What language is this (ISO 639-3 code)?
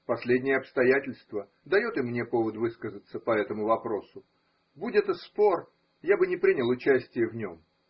rus